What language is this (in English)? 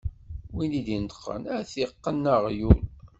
Kabyle